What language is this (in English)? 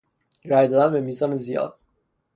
Persian